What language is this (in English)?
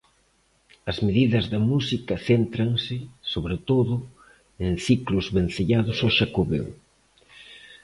Galician